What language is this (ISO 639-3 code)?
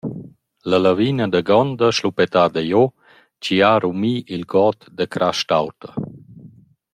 roh